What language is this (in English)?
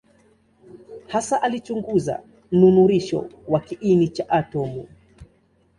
Swahili